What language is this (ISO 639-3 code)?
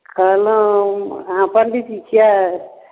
mai